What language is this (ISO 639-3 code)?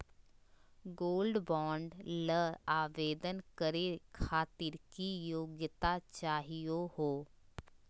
mag